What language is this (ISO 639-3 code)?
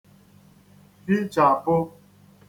ibo